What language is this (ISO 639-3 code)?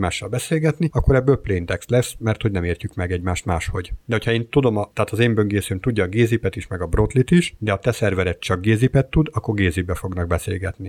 hun